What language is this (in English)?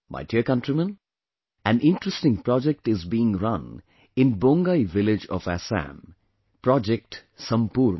English